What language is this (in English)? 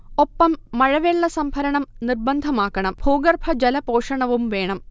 Malayalam